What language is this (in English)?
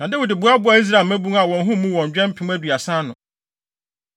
Akan